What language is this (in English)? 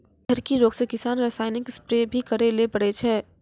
Maithili